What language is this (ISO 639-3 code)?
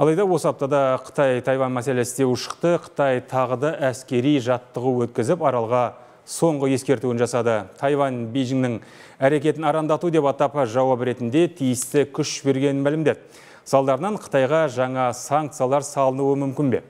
rus